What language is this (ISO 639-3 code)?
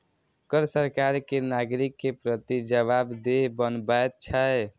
mai